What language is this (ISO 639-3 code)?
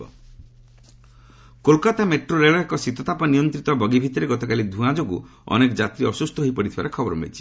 ori